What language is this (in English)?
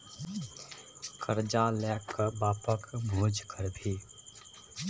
Maithili